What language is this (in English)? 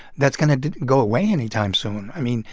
English